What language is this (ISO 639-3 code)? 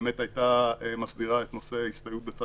heb